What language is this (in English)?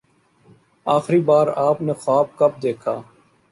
Urdu